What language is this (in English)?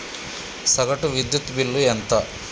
Telugu